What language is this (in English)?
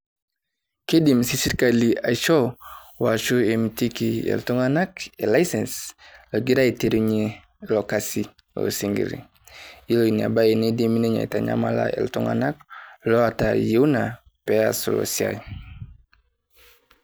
Masai